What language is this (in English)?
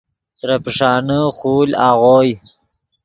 Yidgha